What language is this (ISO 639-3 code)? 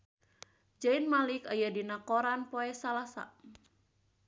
sun